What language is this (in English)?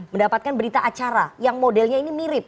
Indonesian